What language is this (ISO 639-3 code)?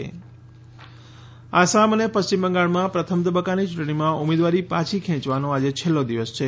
guj